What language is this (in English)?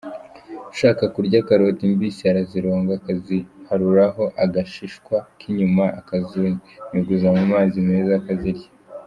Kinyarwanda